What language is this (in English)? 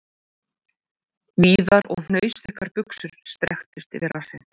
Icelandic